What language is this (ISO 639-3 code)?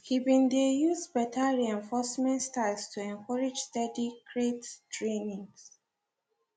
pcm